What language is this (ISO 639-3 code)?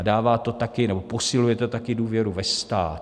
ces